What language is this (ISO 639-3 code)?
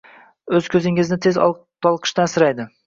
uzb